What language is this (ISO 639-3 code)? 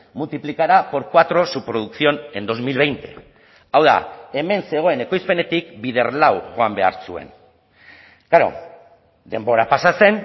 eus